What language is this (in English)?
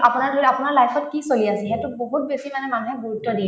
Assamese